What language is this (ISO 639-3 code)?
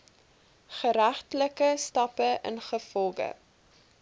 afr